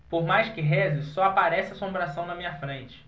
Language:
Portuguese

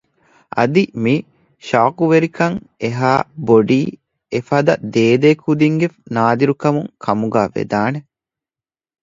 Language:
Divehi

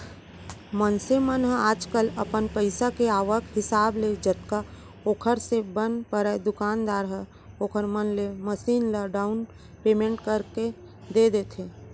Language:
Chhattisgarhi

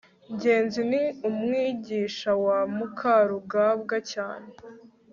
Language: Kinyarwanda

